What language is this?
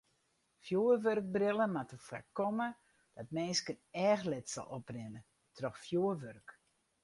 Western Frisian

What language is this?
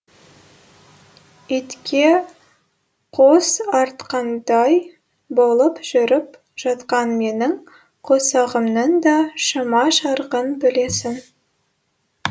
Kazakh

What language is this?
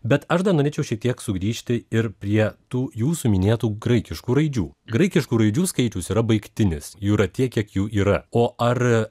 Lithuanian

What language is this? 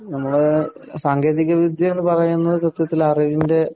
Malayalam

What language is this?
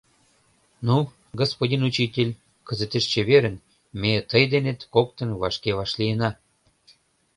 Mari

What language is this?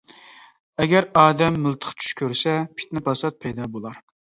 Uyghur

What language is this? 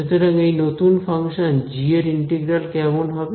Bangla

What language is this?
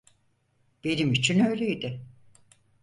Turkish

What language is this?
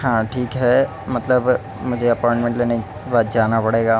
Urdu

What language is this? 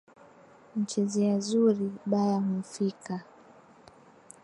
Swahili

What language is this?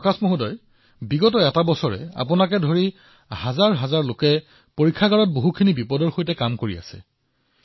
Assamese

